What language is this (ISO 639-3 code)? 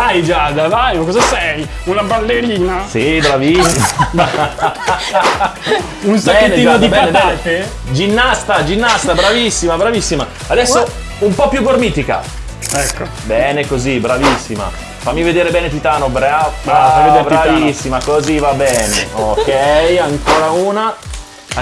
ita